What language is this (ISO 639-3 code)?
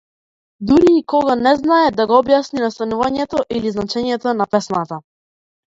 mkd